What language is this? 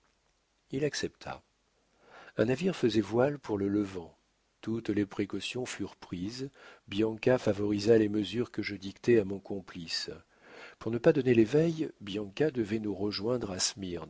French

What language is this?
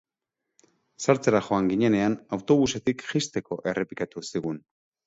Basque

